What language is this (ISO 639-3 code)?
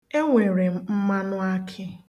ibo